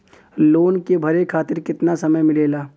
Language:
Bhojpuri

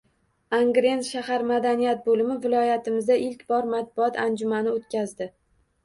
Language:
Uzbek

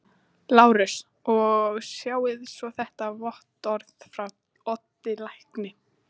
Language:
Icelandic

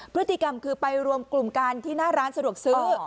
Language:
Thai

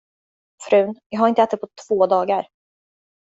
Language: Swedish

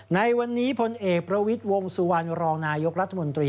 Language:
Thai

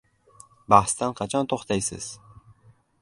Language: Uzbek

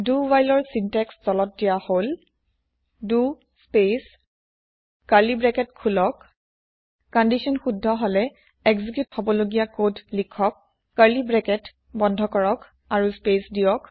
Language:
Assamese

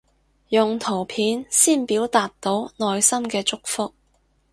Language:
Cantonese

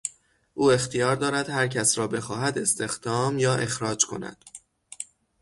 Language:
Persian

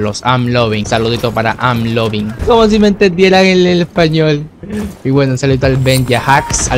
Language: Spanish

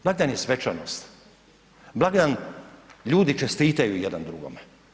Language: Croatian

